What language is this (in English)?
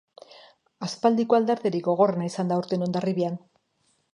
Basque